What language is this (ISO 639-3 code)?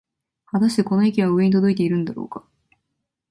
jpn